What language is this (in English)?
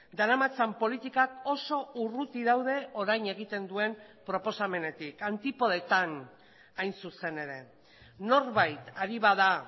Basque